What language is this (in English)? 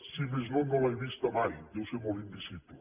Catalan